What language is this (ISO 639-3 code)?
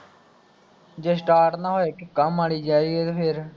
pan